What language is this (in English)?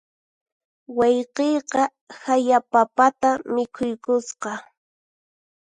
Puno Quechua